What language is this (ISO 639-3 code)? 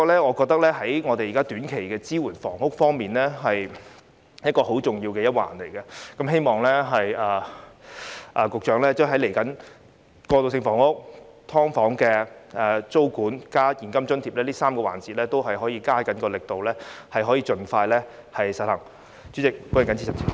yue